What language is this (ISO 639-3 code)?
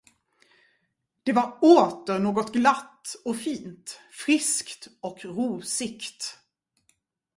swe